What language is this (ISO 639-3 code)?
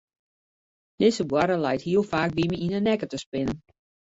fry